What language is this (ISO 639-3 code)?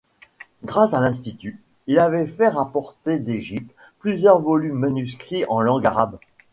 fra